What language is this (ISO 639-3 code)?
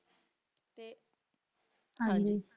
pan